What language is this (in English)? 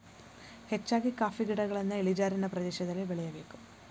Kannada